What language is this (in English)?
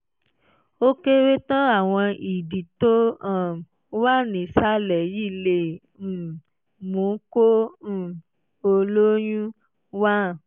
Yoruba